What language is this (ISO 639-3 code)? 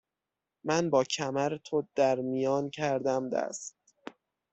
fas